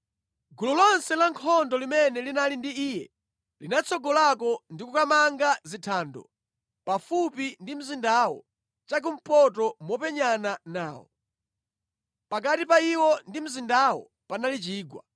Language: Nyanja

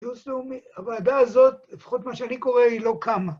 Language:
Hebrew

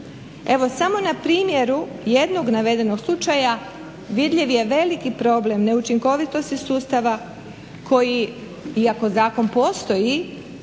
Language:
Croatian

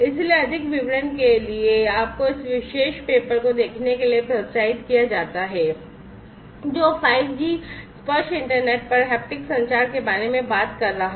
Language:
Hindi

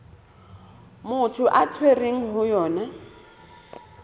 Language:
Southern Sotho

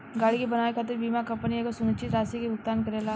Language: Bhojpuri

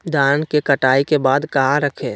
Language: Magahi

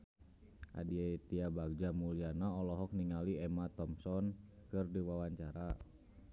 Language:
Sundanese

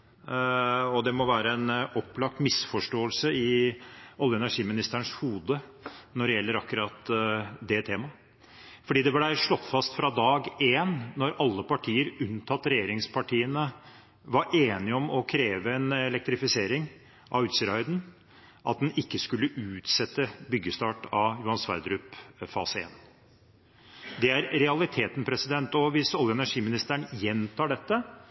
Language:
Norwegian Bokmål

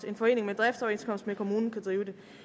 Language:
Danish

